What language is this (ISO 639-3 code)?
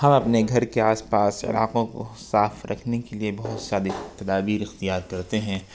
urd